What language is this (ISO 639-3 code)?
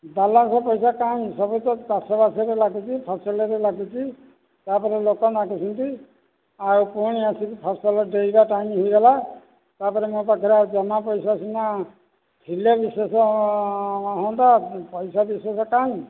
ori